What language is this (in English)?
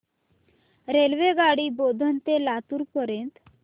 Marathi